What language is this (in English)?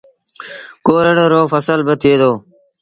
Sindhi Bhil